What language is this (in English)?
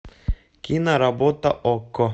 Russian